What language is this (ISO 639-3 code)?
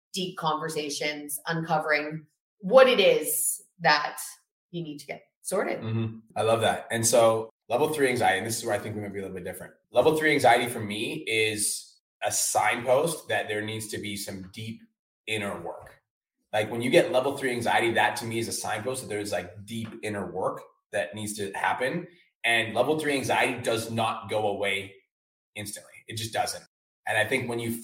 eng